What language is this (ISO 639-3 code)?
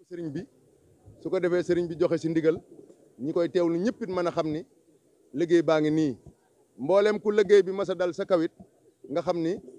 ara